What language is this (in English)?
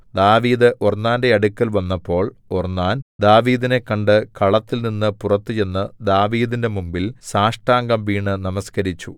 Malayalam